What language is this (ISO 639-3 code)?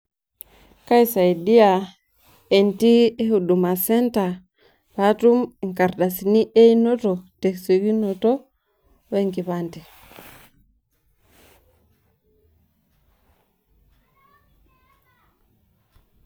mas